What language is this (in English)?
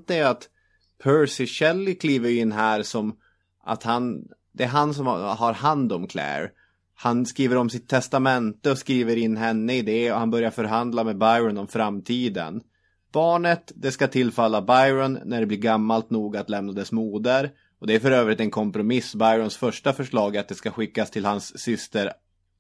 Swedish